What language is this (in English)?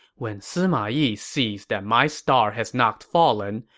English